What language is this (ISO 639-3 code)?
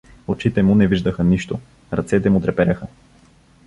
bul